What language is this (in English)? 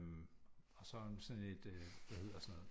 Danish